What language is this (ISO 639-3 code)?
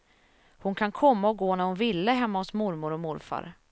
swe